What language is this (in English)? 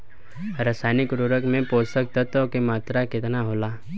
Bhojpuri